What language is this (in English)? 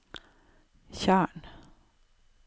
Norwegian